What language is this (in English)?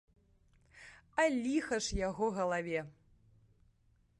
Belarusian